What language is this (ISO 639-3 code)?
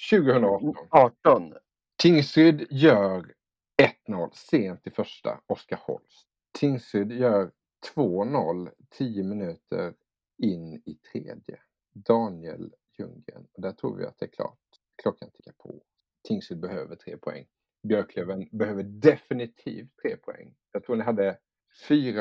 swe